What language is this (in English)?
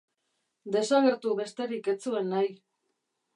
Basque